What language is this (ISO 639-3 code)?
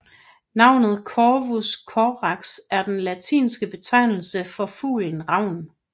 dan